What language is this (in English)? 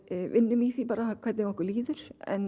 Icelandic